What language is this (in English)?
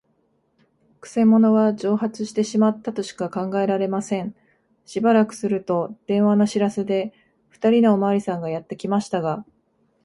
Japanese